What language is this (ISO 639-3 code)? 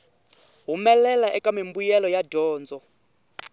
tso